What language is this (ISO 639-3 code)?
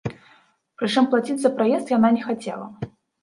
bel